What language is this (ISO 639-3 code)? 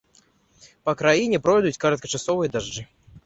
bel